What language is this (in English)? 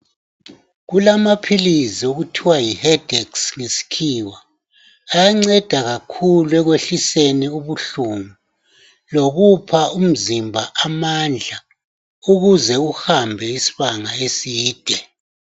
North Ndebele